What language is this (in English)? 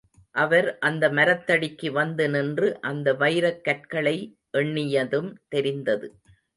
Tamil